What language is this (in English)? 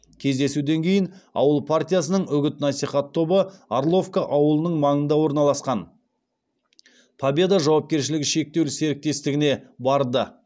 Kazakh